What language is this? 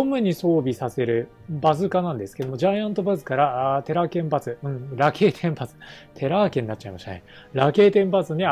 Japanese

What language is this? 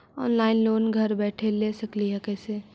Magahi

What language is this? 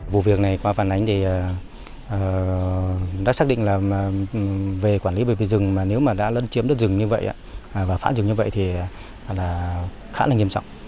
Vietnamese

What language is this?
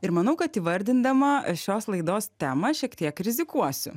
Lithuanian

